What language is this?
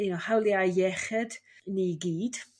Welsh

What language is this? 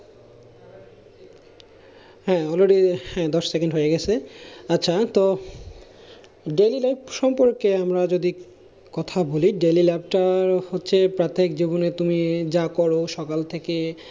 Bangla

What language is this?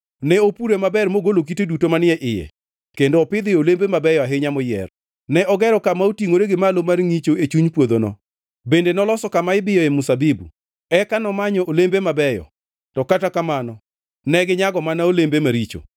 Luo (Kenya and Tanzania)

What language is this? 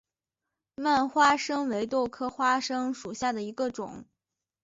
Chinese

